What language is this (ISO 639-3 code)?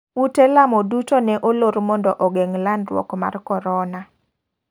luo